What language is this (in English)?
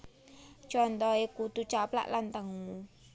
Javanese